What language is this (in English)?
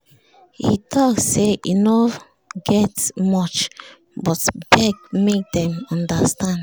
Nigerian Pidgin